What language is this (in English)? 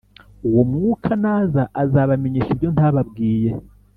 Kinyarwanda